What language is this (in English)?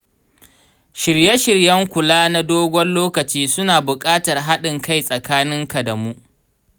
Hausa